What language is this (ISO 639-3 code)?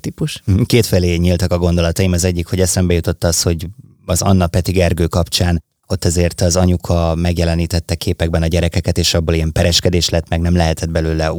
hun